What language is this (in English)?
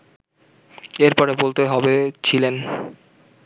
Bangla